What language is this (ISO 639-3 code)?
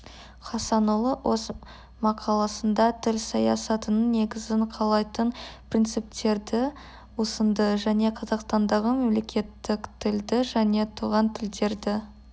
kaz